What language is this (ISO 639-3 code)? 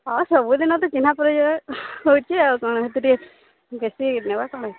ori